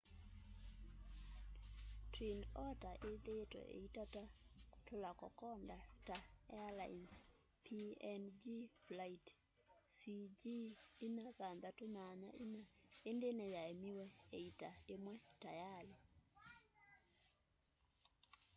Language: Kamba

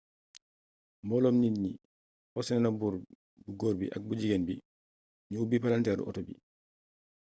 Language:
Wolof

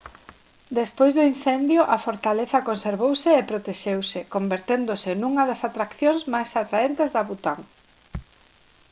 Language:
Galician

